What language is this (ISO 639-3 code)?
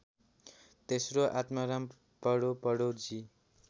nep